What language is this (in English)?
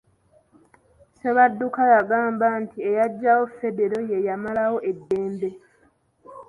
Ganda